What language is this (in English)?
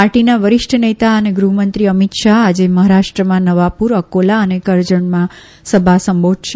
Gujarati